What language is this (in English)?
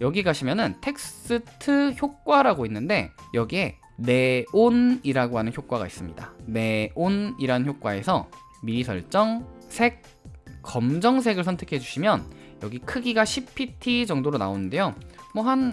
Korean